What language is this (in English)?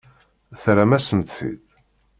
Kabyle